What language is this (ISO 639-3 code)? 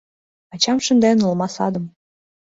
chm